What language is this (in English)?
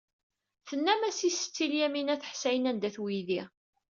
Kabyle